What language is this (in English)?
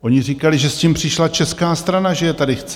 Czech